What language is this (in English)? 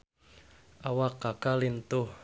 Sundanese